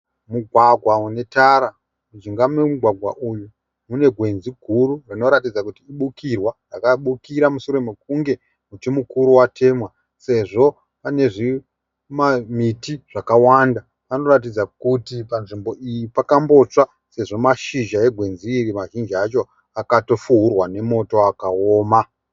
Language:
Shona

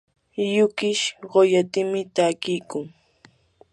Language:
Yanahuanca Pasco Quechua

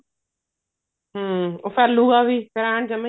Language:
Punjabi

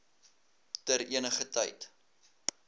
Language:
Afrikaans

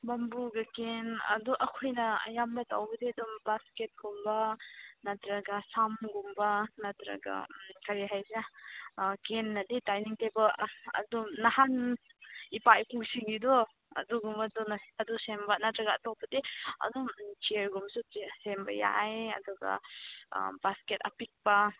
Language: Manipuri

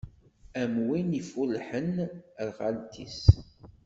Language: Kabyle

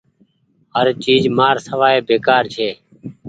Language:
Goaria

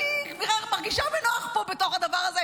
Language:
Hebrew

